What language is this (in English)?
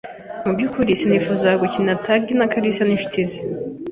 Kinyarwanda